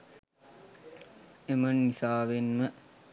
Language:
Sinhala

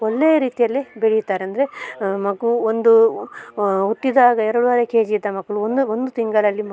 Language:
Kannada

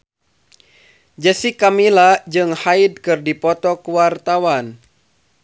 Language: Sundanese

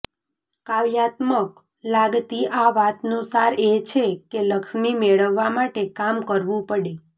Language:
Gujarati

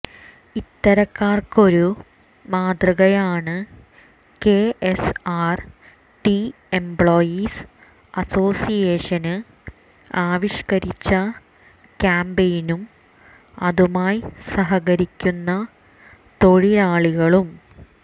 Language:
Malayalam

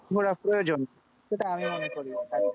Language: Bangla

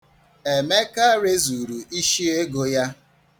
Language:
Igbo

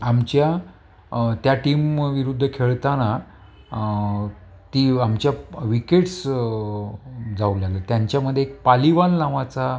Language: Marathi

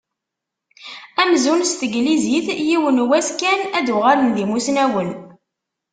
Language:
Kabyle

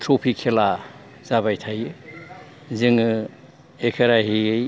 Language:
Bodo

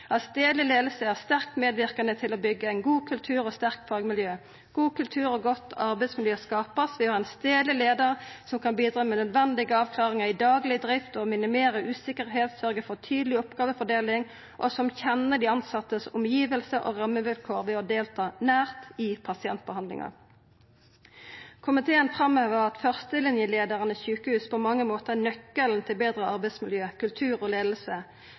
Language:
Norwegian Nynorsk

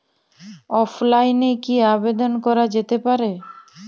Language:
Bangla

